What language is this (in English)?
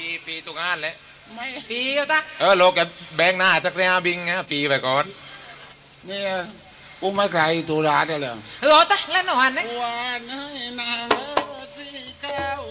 Thai